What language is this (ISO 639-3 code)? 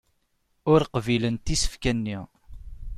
kab